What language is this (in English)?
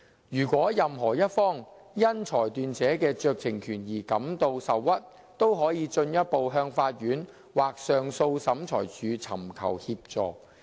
Cantonese